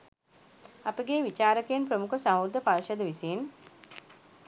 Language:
Sinhala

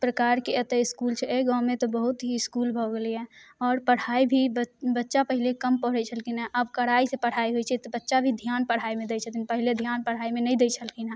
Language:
Maithili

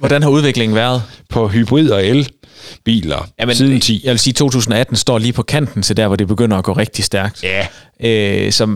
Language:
Danish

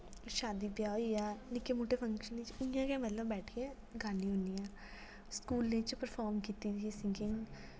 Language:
Dogri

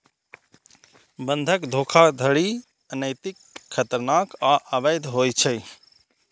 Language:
Maithili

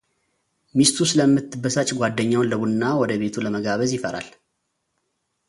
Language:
Amharic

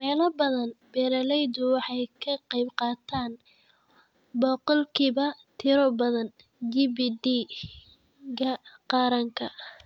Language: Somali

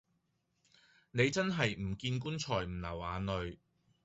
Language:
Cantonese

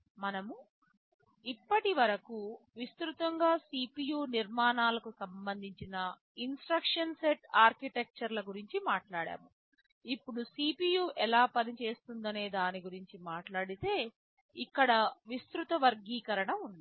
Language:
Telugu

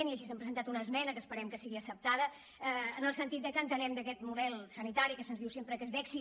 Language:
Catalan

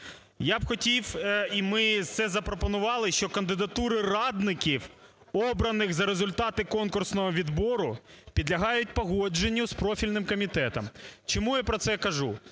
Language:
Ukrainian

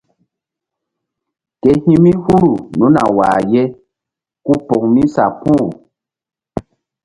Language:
Mbum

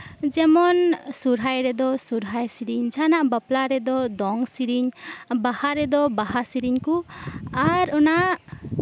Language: Santali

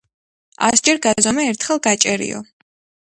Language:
Georgian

